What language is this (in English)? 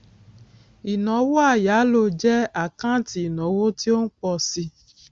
Yoruba